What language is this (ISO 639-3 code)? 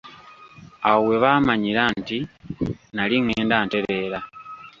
lug